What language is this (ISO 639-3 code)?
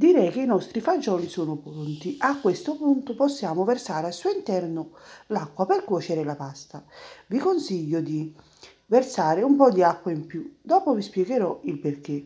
ita